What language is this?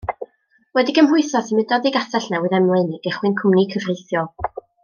Welsh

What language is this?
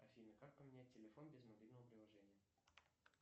Russian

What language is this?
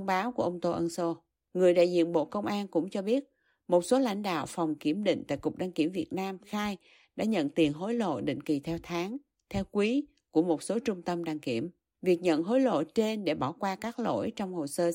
Vietnamese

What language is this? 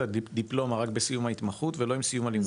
Hebrew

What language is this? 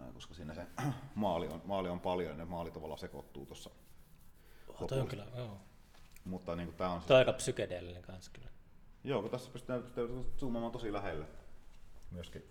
Finnish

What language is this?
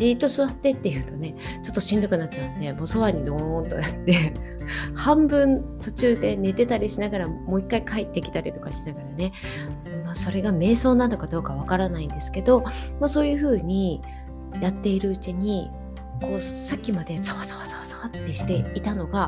Japanese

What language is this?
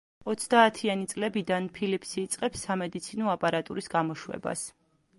Georgian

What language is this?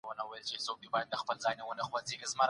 Pashto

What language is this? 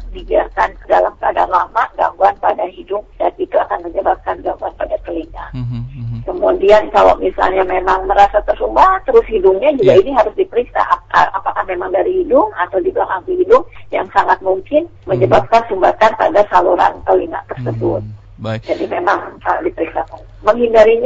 Indonesian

